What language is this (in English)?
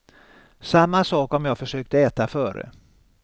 Swedish